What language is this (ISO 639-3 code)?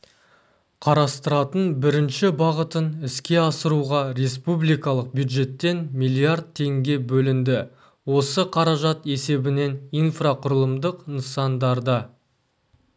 kaz